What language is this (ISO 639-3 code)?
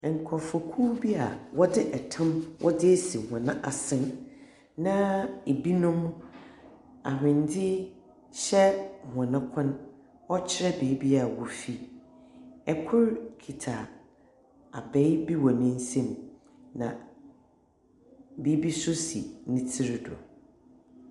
aka